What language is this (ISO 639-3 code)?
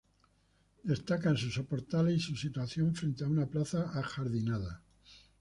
spa